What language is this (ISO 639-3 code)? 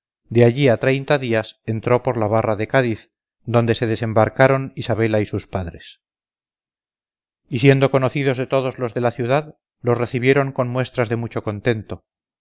spa